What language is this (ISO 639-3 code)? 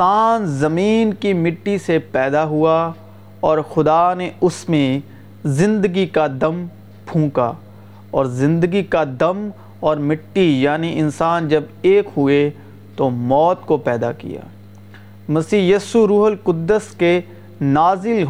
urd